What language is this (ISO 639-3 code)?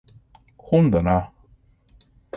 jpn